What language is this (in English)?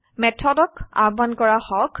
Assamese